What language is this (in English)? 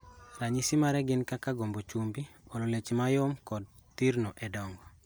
Luo (Kenya and Tanzania)